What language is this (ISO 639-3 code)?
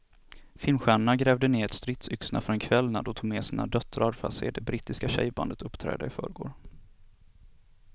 swe